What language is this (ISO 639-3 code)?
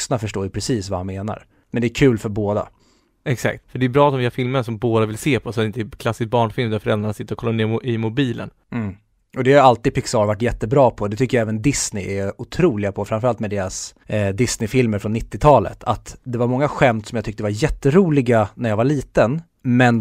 swe